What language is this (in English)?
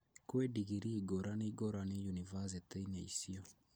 Kikuyu